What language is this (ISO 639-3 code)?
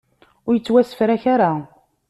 kab